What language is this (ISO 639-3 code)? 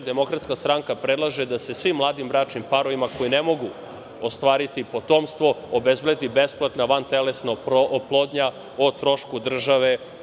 srp